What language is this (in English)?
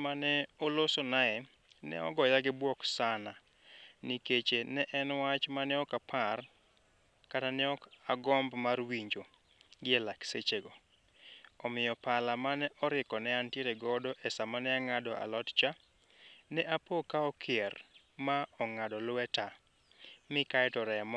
Luo (Kenya and Tanzania)